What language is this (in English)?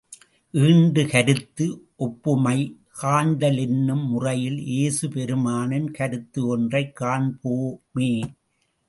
Tamil